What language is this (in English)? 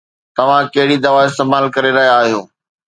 Sindhi